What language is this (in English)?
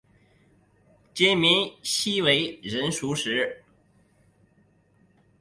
Chinese